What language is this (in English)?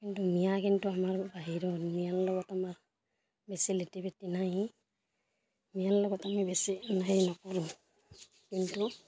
Assamese